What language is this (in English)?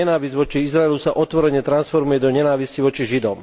Slovak